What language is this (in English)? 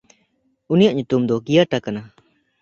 Santali